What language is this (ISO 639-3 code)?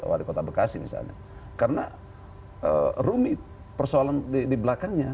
ind